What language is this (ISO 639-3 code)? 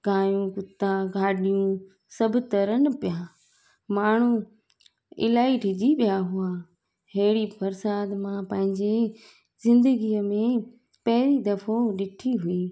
snd